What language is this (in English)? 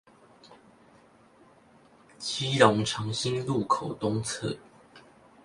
Chinese